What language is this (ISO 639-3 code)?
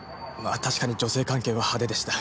jpn